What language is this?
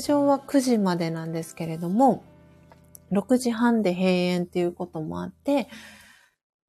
Japanese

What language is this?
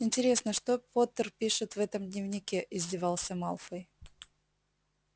Russian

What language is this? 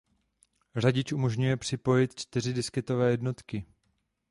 Czech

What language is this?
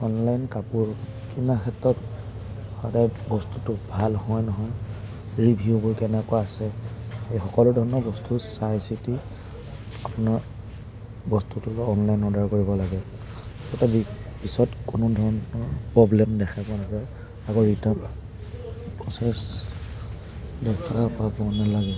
Assamese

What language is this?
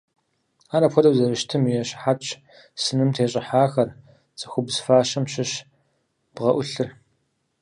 Kabardian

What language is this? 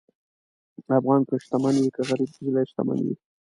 Pashto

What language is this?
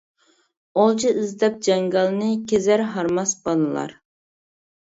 Uyghur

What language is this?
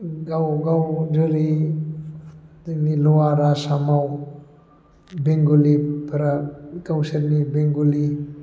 Bodo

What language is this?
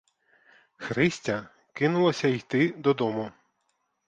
Ukrainian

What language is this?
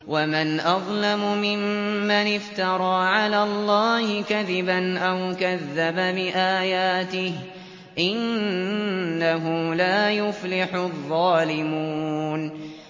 Arabic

